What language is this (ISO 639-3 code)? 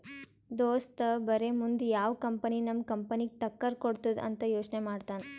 kan